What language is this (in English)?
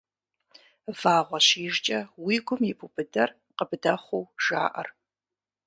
Kabardian